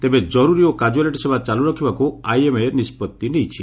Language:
Odia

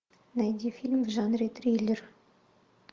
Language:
Russian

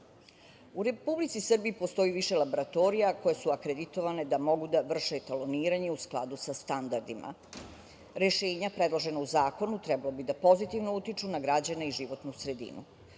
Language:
Serbian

